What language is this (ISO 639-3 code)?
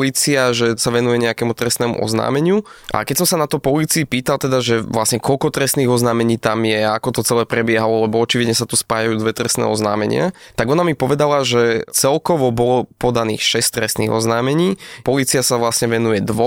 slk